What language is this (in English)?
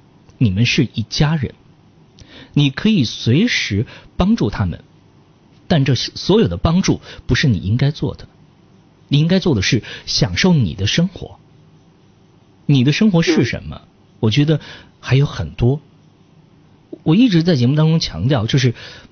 Chinese